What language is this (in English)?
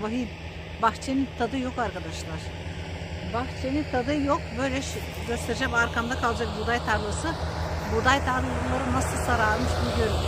Turkish